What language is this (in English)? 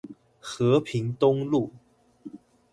Chinese